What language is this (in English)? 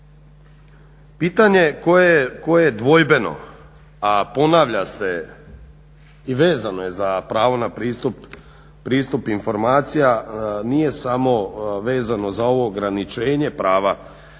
Croatian